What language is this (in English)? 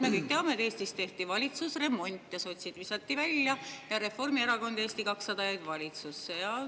Estonian